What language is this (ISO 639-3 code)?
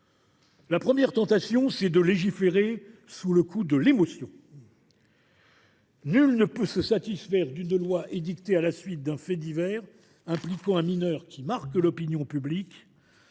fra